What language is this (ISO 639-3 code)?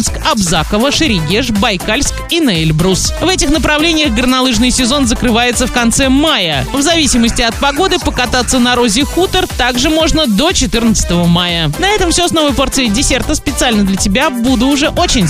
rus